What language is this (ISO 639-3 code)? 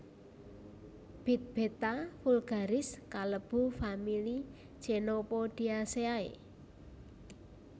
jav